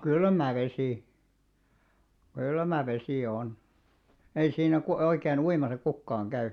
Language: Finnish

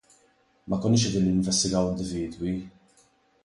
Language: Maltese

